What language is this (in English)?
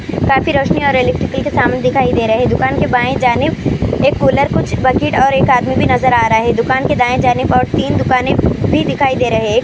Urdu